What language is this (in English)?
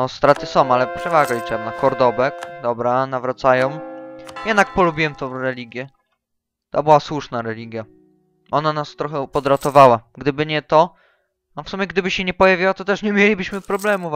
Polish